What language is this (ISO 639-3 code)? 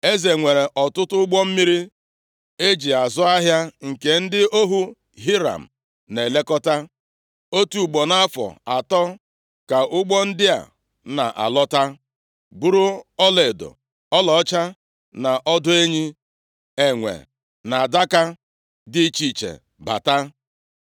ibo